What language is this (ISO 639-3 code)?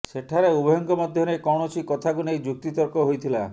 ori